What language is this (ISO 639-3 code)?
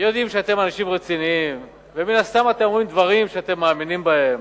heb